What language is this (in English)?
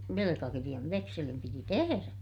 Finnish